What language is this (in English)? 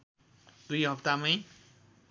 Nepali